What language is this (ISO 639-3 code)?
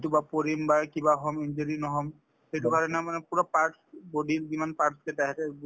asm